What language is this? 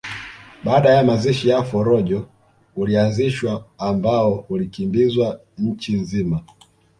Swahili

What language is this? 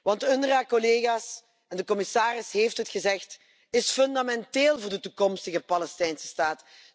Dutch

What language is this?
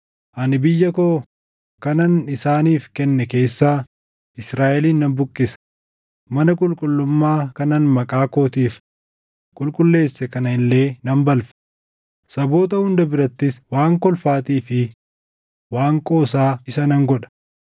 Oromo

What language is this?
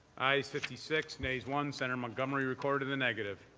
English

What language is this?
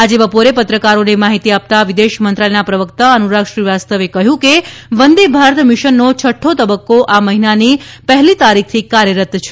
Gujarati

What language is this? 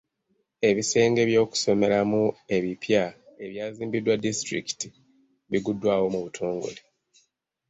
Ganda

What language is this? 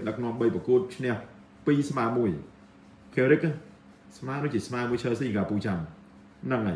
Indonesian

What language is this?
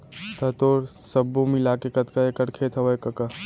Chhattisgarhi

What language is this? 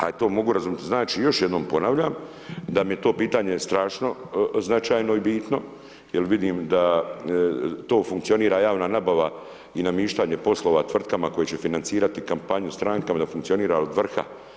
Croatian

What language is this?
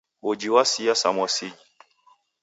Taita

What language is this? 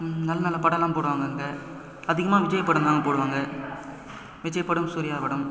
Tamil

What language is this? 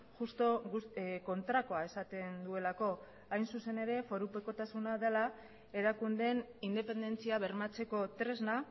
Basque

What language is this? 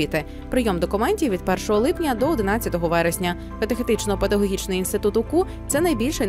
Ukrainian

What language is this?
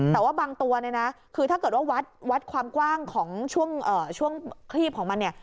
Thai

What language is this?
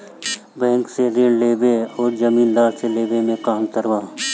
Bhojpuri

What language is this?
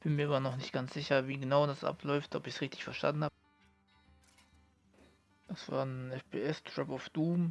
German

